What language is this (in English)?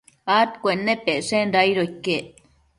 Matsés